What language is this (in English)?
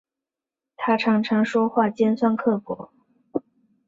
Chinese